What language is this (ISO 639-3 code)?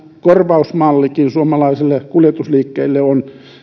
fin